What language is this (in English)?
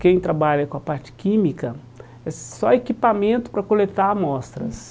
Portuguese